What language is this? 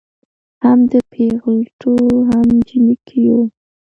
Pashto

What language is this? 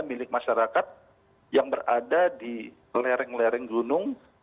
Indonesian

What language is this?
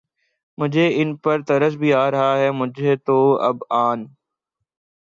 Urdu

